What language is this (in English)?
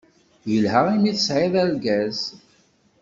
Kabyle